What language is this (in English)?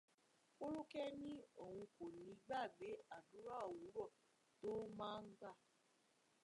Yoruba